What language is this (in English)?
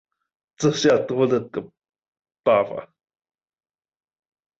Chinese